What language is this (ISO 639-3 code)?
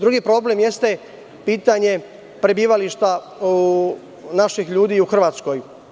srp